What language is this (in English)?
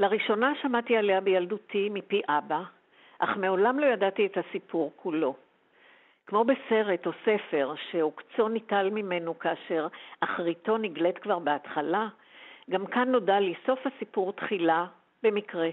Hebrew